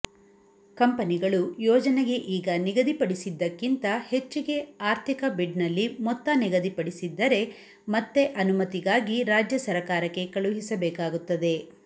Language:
Kannada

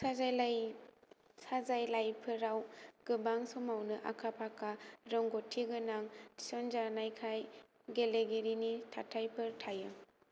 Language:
Bodo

